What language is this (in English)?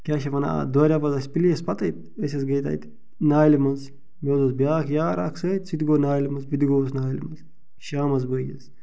Kashmiri